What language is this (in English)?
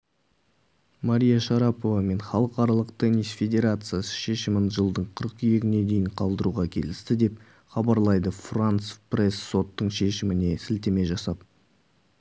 Kazakh